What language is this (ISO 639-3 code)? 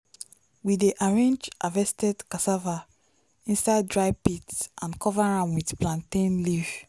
pcm